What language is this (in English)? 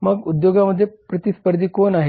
Marathi